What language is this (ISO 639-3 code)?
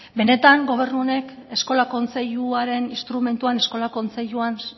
eus